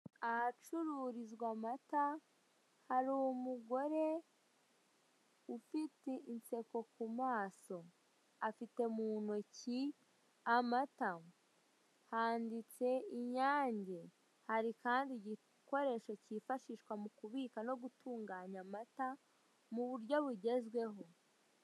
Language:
Kinyarwanda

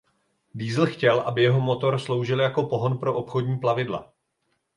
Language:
Czech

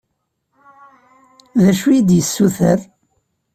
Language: Kabyle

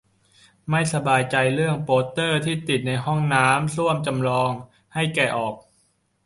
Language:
Thai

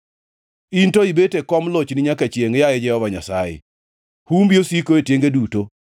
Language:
Luo (Kenya and Tanzania)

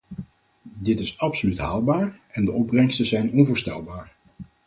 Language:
Dutch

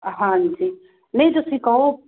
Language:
Punjabi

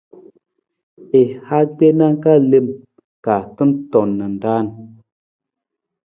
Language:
Nawdm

